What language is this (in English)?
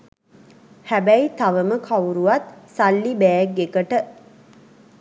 Sinhala